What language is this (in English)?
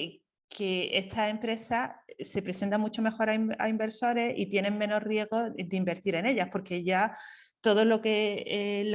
Spanish